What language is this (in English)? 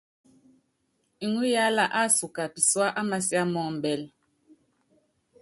Yangben